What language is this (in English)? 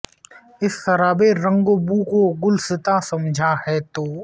Urdu